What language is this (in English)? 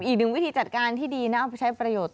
Thai